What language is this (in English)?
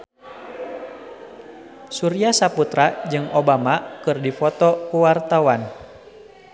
Sundanese